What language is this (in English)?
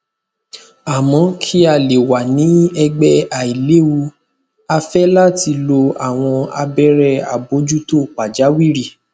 Yoruba